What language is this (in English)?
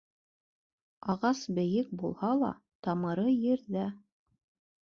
Bashkir